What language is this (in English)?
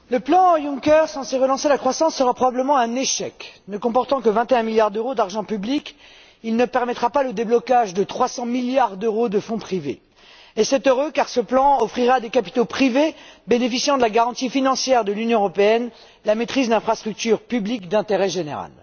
French